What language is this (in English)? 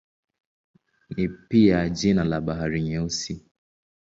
Swahili